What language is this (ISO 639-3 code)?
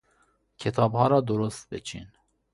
fas